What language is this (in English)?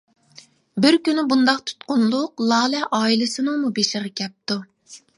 Uyghur